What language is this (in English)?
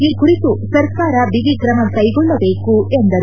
Kannada